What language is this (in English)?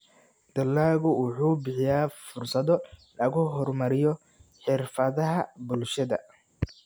Somali